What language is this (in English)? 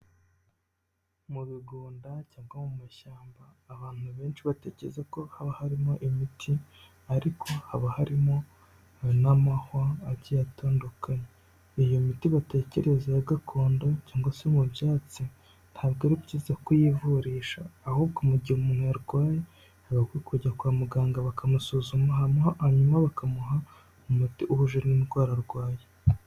Kinyarwanda